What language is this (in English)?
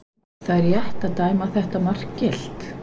Icelandic